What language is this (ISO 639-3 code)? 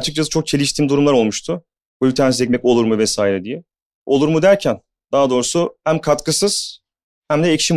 tur